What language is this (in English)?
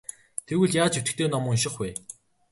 Mongolian